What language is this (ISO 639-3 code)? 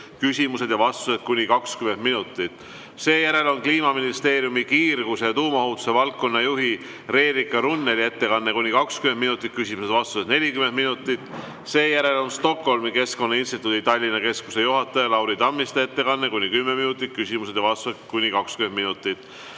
est